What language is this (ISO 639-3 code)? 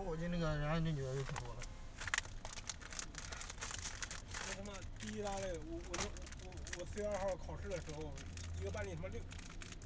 zho